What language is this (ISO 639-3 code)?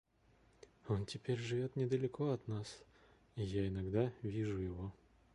rus